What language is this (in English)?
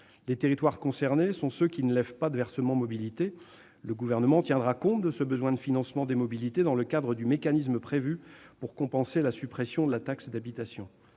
French